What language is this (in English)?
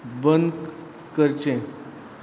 Konkani